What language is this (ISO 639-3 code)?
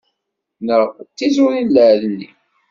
kab